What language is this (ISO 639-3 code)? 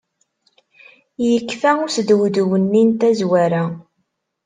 kab